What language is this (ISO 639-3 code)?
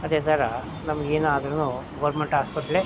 kan